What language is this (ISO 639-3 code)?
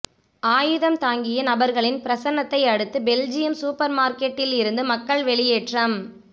tam